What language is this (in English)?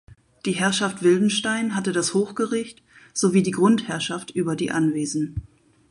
German